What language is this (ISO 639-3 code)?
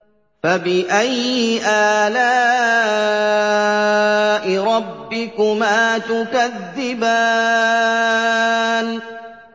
ara